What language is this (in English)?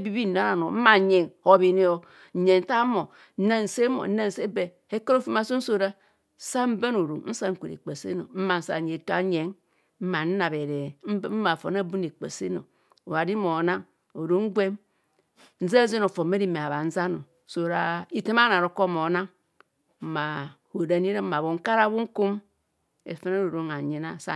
Kohumono